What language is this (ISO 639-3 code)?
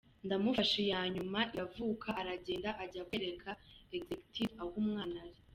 kin